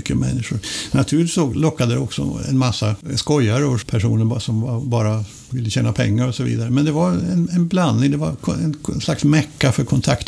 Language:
Swedish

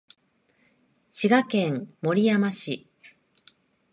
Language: Japanese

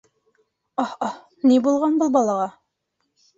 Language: Bashkir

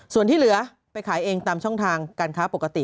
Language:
Thai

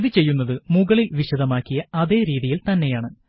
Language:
Malayalam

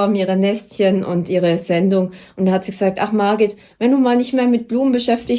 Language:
German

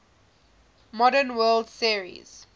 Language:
English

